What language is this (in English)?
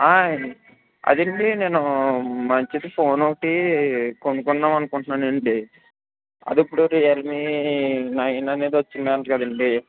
Telugu